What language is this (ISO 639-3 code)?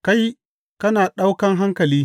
hau